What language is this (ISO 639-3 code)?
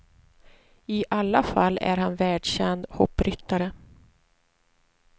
swe